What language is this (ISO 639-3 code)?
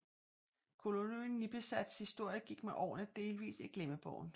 dan